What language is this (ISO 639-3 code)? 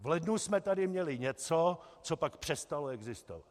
ces